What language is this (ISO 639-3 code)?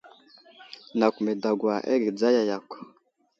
udl